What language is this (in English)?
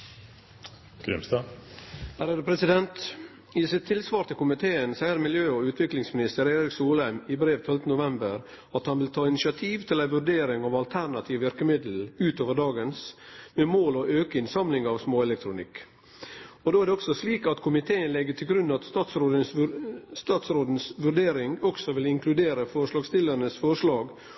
Norwegian